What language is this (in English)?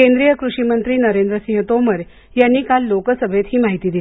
Marathi